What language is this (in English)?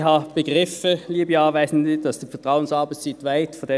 Swiss German